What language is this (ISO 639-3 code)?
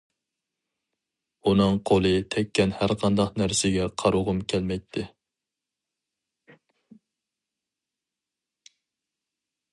uig